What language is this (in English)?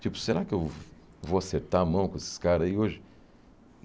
Portuguese